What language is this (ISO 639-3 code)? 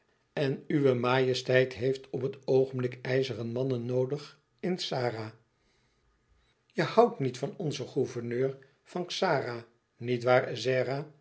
nld